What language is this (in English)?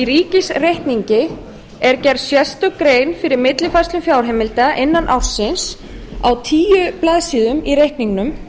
Icelandic